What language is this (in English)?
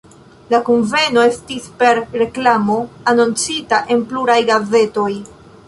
Esperanto